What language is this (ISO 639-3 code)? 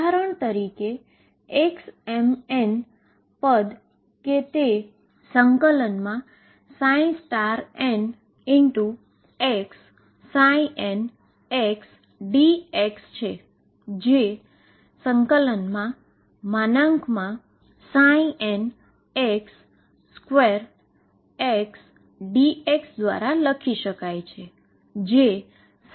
guj